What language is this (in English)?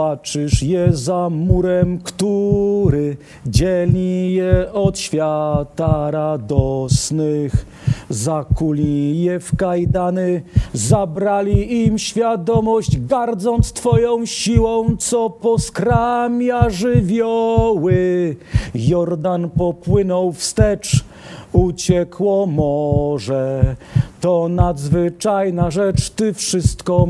Polish